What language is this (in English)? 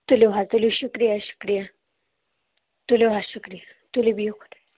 Kashmiri